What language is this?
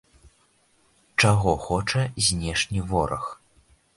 Belarusian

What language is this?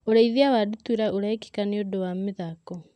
Kikuyu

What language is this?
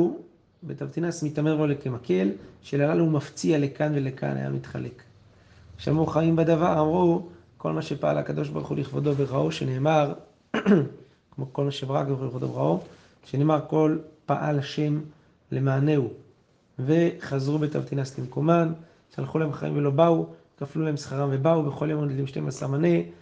Hebrew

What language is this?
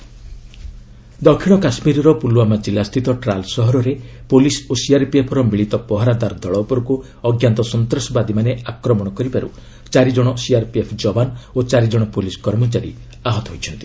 Odia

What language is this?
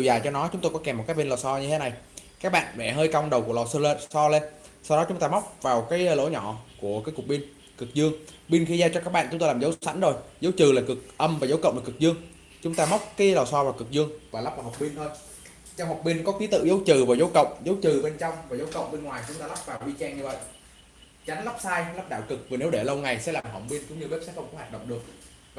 Vietnamese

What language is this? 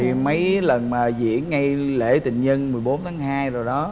Vietnamese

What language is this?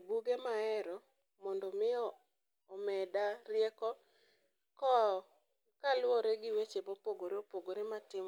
Luo (Kenya and Tanzania)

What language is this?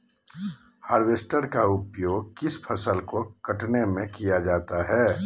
Magahi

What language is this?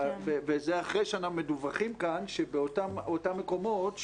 Hebrew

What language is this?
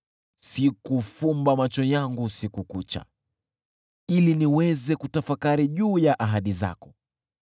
Swahili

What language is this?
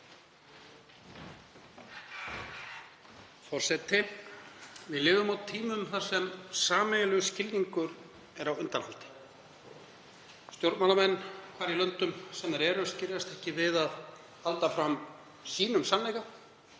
Icelandic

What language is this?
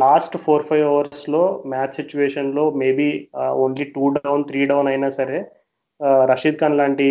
Telugu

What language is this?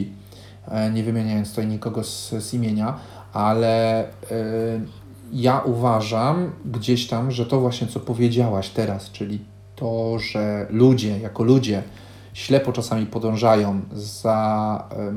Polish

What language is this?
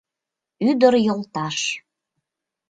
Mari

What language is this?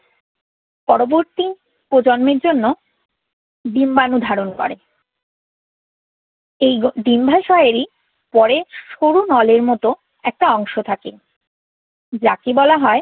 Bangla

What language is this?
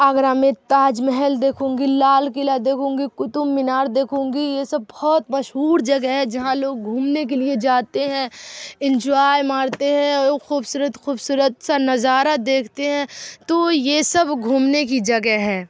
Urdu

